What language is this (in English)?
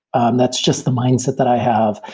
English